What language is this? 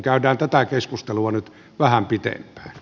Finnish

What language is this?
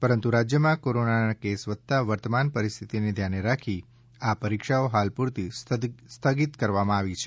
Gujarati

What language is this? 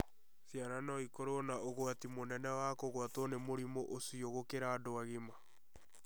Kikuyu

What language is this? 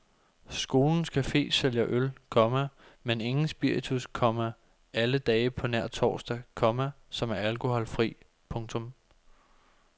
Danish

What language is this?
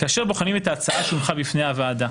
Hebrew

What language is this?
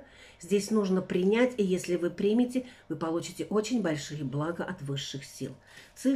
Russian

